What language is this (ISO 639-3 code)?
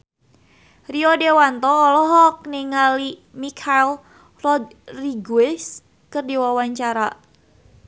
sun